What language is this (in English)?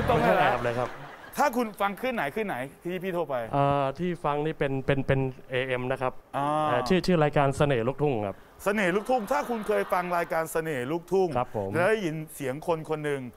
Thai